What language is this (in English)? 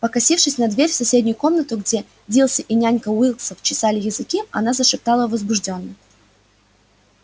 Russian